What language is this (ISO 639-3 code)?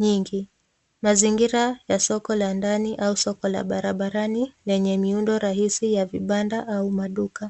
swa